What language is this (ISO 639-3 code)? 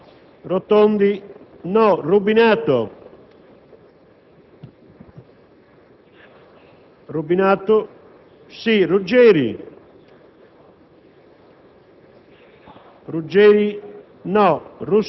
ita